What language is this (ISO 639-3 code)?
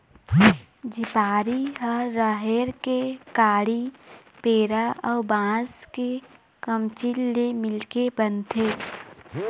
hne